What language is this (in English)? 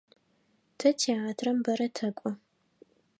Adyghe